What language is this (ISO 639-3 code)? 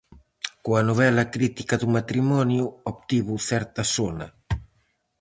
glg